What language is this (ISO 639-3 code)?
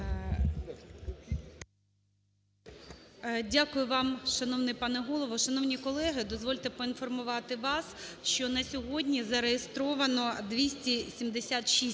ukr